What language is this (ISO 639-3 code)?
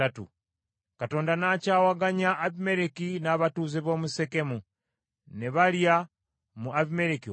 lug